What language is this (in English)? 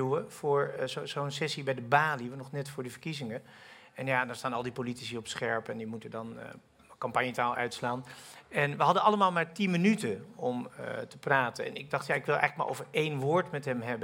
Dutch